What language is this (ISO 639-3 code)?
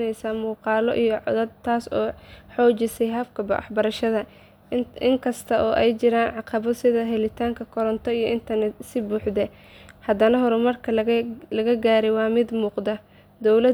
som